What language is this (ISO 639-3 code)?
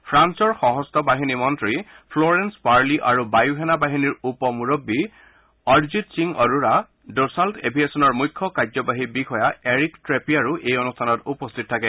asm